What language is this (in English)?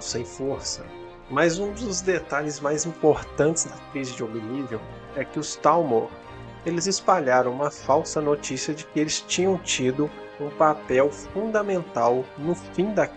Portuguese